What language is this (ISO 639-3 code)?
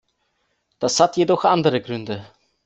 deu